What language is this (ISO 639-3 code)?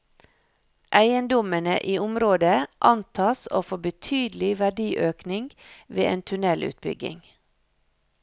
nor